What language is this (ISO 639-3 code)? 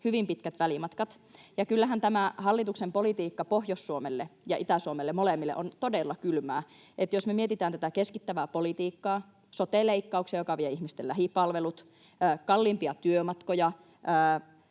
fin